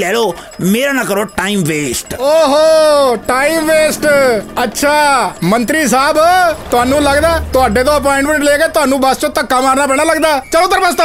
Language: Punjabi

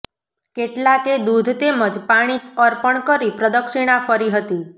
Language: Gujarati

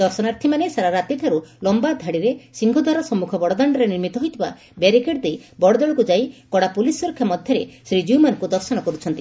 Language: Odia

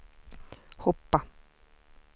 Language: Swedish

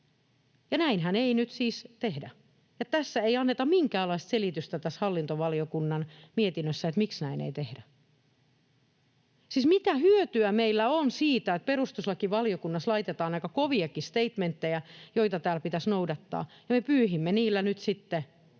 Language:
Finnish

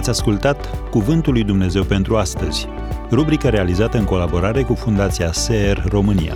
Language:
Romanian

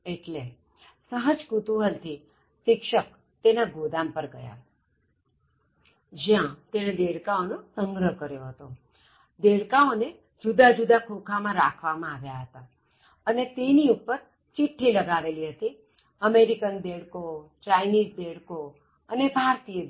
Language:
Gujarati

